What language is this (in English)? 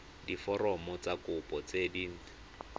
Tswana